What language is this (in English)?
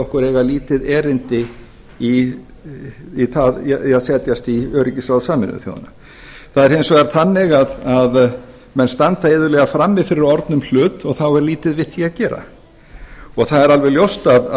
Icelandic